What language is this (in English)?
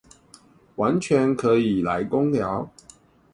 Chinese